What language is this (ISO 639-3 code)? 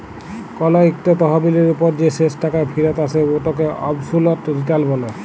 ben